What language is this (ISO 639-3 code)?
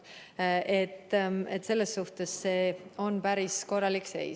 est